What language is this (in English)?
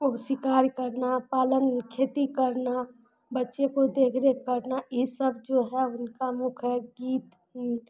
Maithili